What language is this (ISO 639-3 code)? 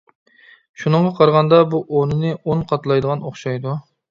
uig